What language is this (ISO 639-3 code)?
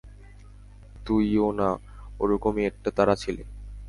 ben